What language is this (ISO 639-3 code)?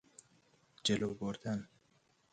fas